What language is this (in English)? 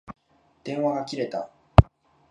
Japanese